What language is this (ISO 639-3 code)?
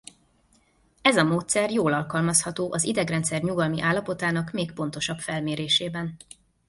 hun